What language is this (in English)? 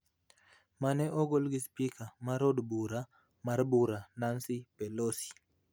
Luo (Kenya and Tanzania)